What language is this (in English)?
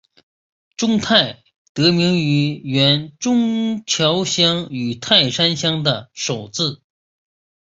Chinese